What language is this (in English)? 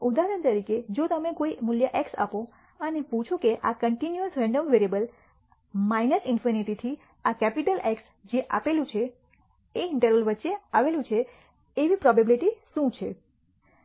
Gujarati